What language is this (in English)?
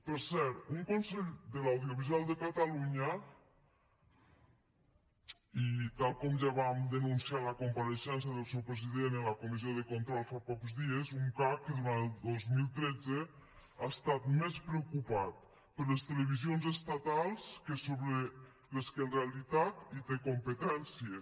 Catalan